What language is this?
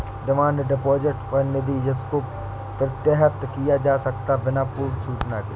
Hindi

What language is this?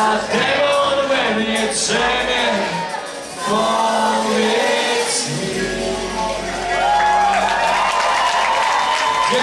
Polish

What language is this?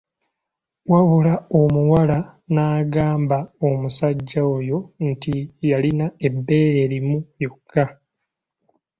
Ganda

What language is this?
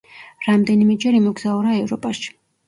Georgian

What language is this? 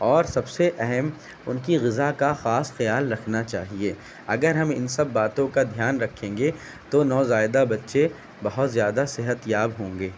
Urdu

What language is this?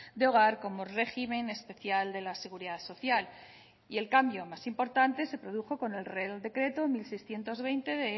Spanish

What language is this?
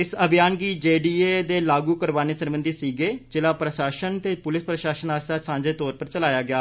Dogri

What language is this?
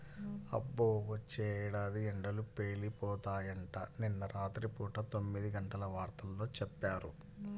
Telugu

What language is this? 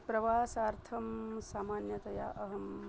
Sanskrit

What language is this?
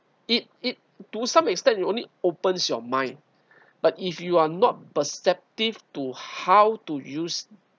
English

